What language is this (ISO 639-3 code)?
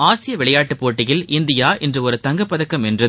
tam